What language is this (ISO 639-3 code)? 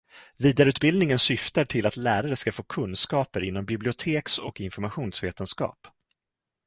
swe